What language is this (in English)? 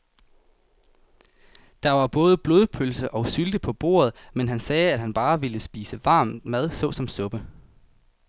Danish